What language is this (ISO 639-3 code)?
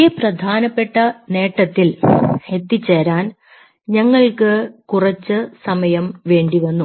mal